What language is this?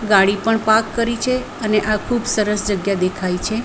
Gujarati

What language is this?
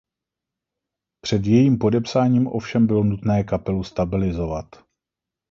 Czech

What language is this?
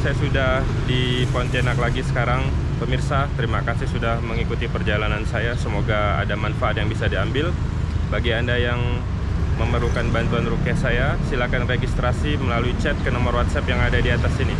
Indonesian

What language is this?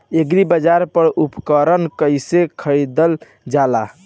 Bhojpuri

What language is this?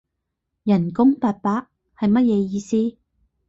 Cantonese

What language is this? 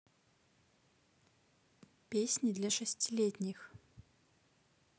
Russian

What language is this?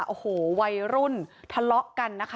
Thai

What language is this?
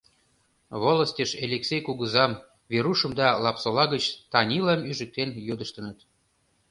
Mari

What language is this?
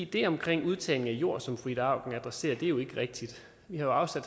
Danish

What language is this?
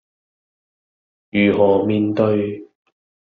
Cantonese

